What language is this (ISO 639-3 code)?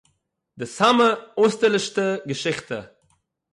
yid